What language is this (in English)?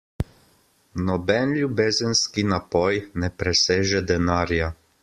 Slovenian